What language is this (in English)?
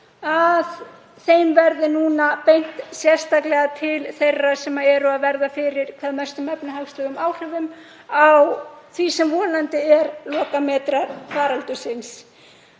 Icelandic